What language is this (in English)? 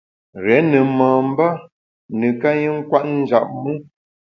Bamun